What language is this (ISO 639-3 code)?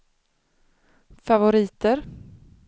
swe